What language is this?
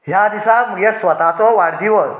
Konkani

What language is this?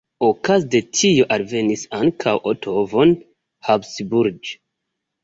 Esperanto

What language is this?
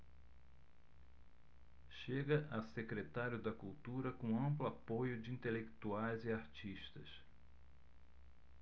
Portuguese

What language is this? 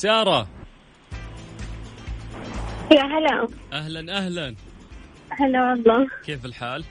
Arabic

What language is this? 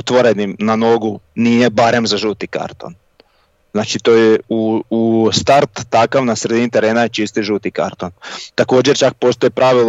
Croatian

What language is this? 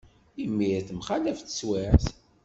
Kabyle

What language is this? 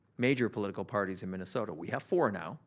English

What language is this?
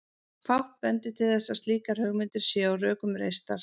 Icelandic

